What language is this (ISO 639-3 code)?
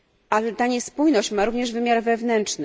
pol